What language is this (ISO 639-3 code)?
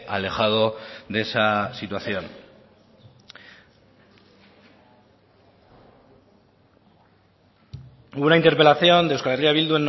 spa